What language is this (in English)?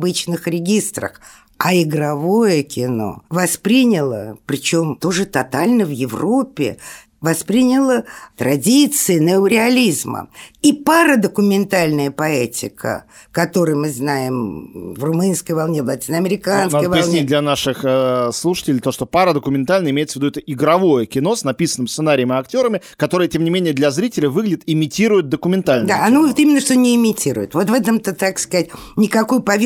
Russian